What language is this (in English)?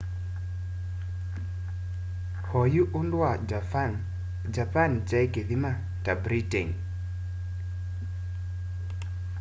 Kamba